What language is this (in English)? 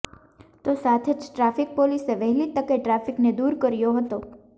Gujarati